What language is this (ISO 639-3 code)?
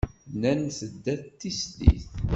kab